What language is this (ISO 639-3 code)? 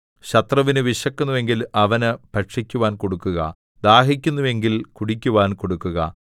mal